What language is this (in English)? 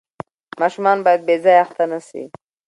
Pashto